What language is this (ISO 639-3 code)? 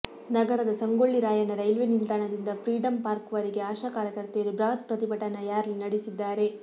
kan